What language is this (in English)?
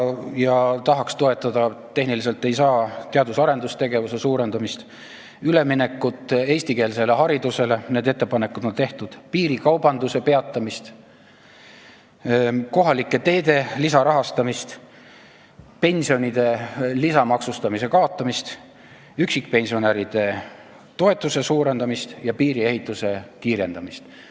Estonian